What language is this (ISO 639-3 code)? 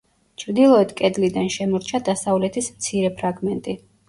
kat